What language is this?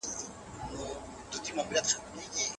Pashto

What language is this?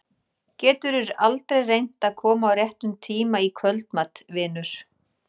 Icelandic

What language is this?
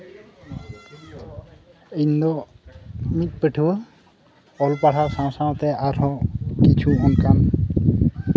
Santali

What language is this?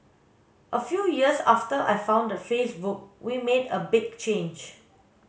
English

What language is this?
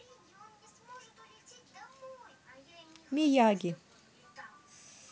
Russian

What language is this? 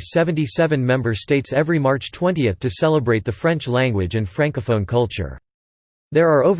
English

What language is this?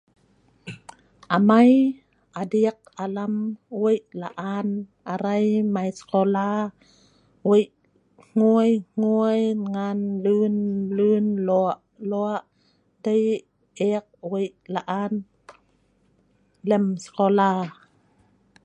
Sa'ban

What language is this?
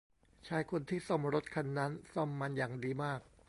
Thai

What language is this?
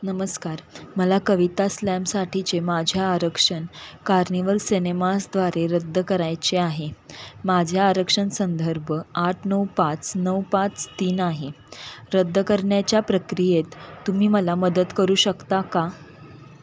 Marathi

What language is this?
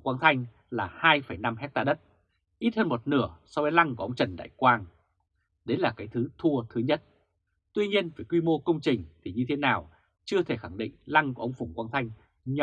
Vietnamese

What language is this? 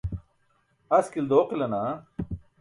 Burushaski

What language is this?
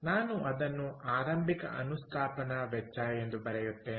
Kannada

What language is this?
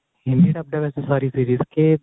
Punjabi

